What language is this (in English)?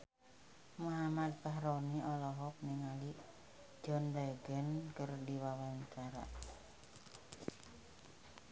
Sundanese